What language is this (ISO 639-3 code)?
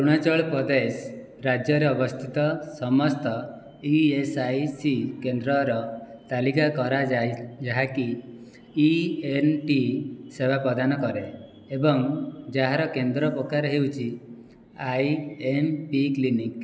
ori